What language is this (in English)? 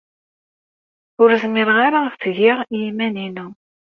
Kabyle